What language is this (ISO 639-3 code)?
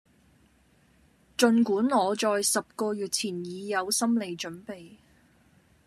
yue